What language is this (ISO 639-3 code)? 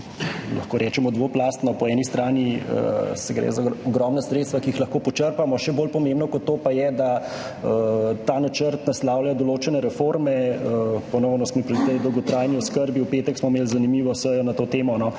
slv